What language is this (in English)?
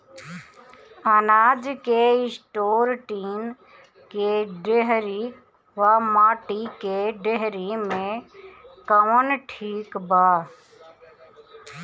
Bhojpuri